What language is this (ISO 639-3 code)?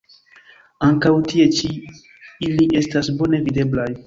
epo